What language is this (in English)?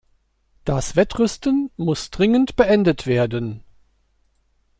German